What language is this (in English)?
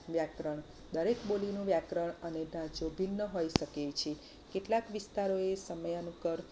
Gujarati